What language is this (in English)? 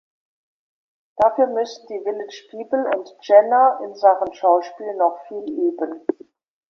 German